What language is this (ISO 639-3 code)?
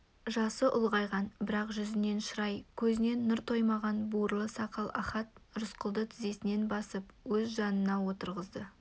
kaz